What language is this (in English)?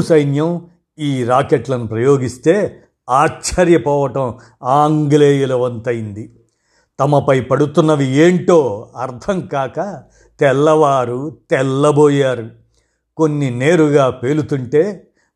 Telugu